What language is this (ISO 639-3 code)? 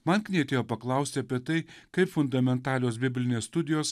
lit